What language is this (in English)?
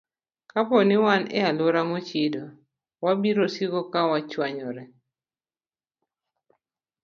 Luo (Kenya and Tanzania)